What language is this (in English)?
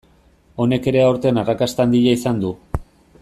Basque